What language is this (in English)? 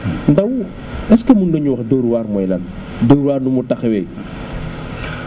Wolof